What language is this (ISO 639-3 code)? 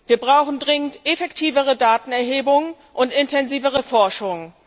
deu